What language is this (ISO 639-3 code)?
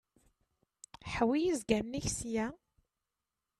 kab